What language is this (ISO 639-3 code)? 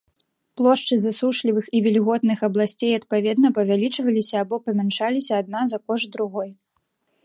bel